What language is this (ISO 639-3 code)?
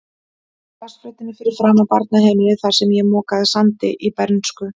isl